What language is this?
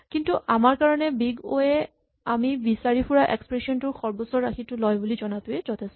Assamese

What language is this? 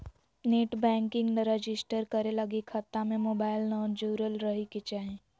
Magahi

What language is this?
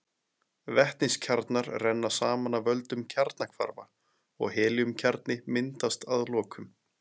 Icelandic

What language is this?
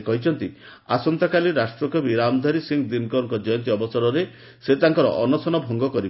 Odia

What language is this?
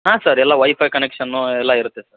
Kannada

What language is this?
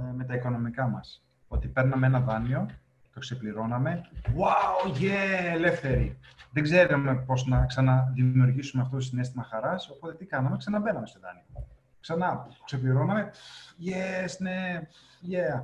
Greek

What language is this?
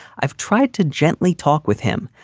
English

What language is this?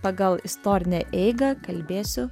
Lithuanian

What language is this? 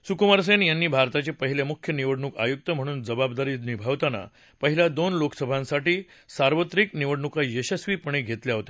Marathi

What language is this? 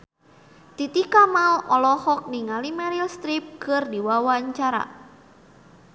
Sundanese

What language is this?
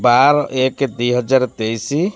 Odia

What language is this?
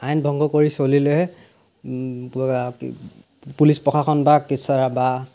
Assamese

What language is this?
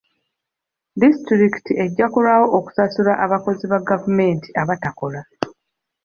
Ganda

